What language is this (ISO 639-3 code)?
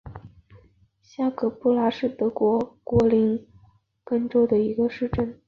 zho